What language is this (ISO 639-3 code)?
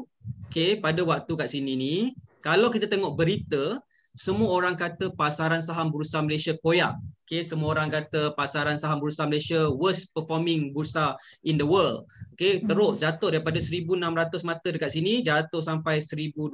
msa